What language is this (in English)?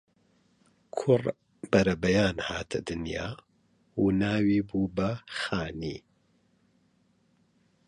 Central Kurdish